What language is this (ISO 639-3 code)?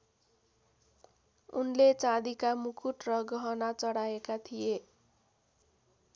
nep